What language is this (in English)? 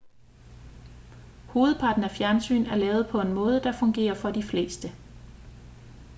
Danish